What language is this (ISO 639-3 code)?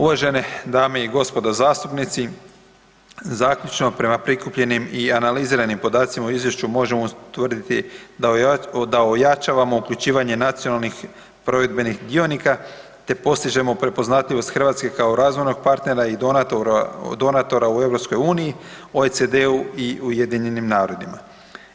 hrv